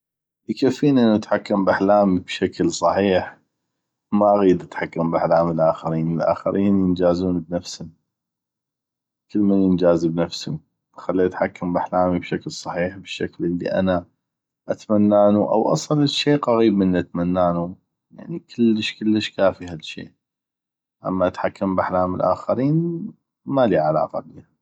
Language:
North Mesopotamian Arabic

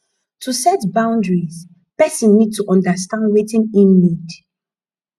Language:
Nigerian Pidgin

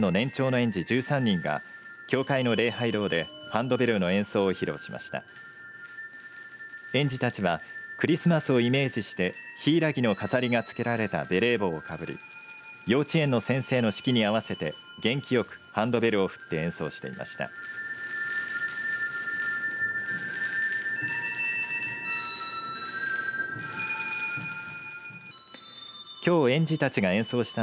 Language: Japanese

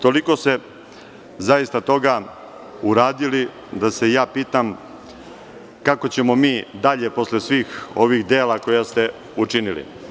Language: Serbian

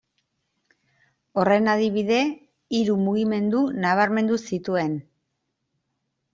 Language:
Basque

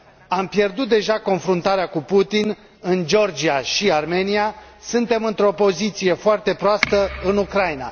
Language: Romanian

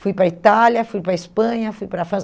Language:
Portuguese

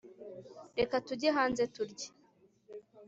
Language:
Kinyarwanda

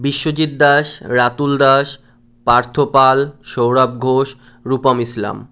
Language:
Bangla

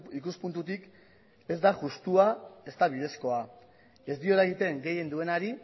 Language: Basque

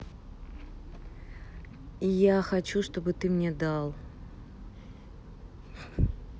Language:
Russian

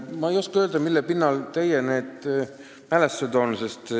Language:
Estonian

